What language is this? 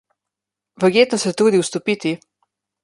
Slovenian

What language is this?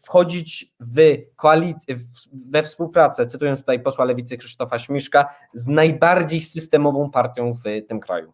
Polish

